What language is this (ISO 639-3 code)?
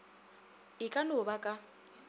nso